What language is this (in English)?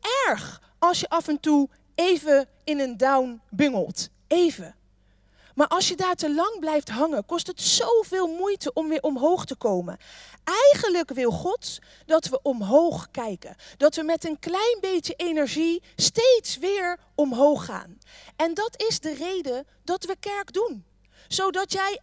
Dutch